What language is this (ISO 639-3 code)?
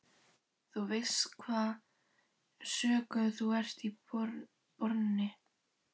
isl